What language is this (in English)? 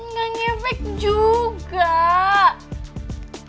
Indonesian